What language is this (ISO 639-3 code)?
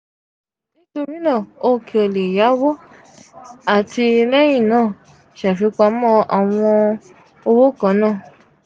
yor